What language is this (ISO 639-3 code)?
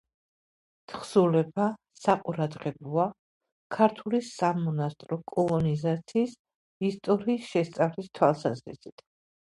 kat